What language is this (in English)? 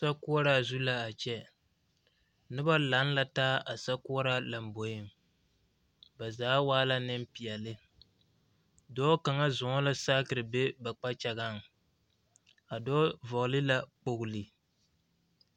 Southern Dagaare